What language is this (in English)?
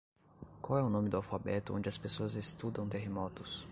Portuguese